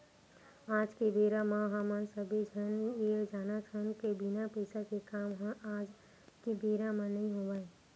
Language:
Chhattisgarhi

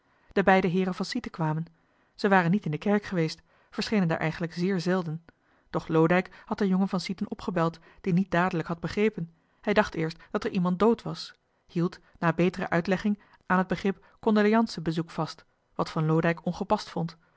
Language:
Dutch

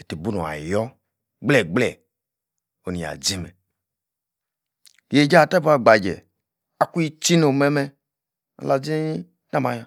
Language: Yace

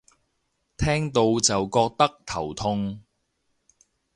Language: Cantonese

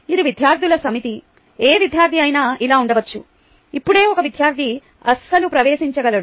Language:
Telugu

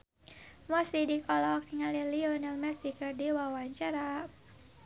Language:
Sundanese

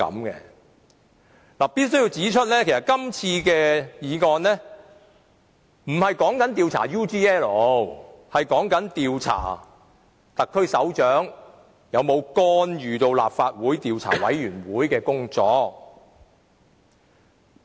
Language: Cantonese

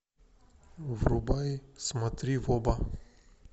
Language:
Russian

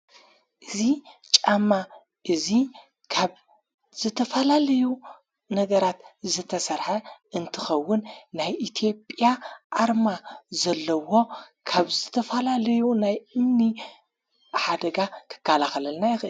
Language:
Tigrinya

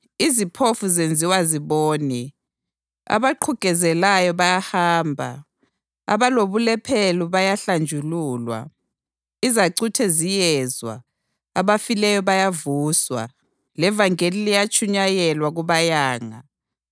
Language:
North Ndebele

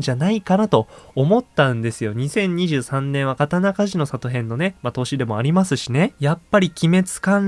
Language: Japanese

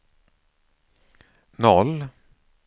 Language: Swedish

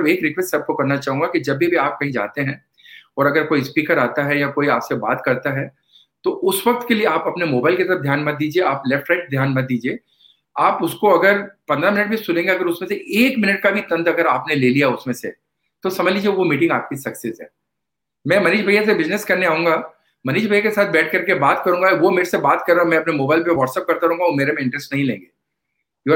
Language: Hindi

